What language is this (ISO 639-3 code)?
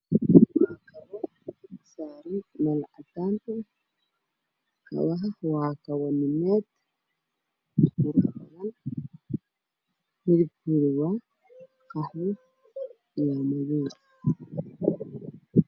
som